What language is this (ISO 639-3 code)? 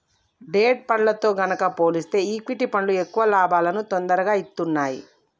tel